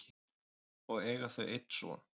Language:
Icelandic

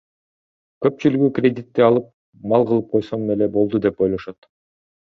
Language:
Kyrgyz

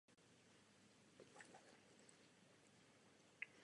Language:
Czech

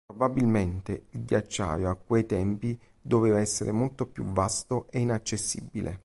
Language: Italian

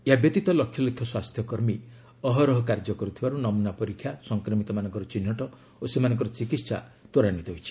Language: Odia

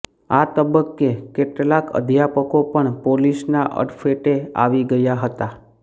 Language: Gujarati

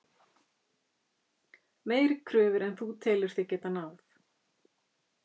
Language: Icelandic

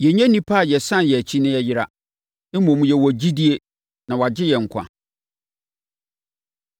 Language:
Akan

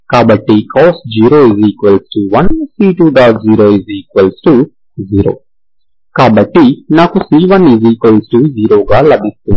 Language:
Telugu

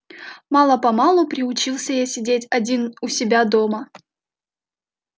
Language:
Russian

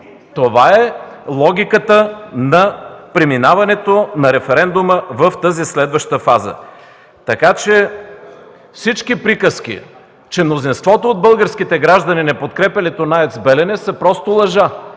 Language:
Bulgarian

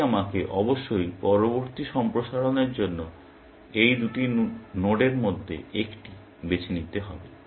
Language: Bangla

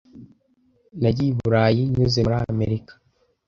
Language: Kinyarwanda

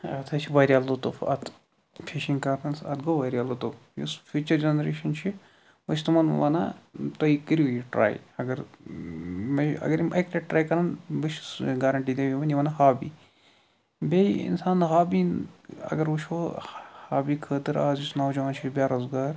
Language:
Kashmiri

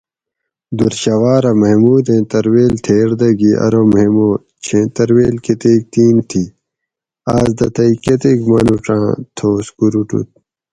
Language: Gawri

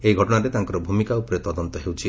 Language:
Odia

